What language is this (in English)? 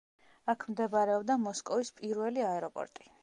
Georgian